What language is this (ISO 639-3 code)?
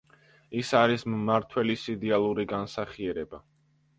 kat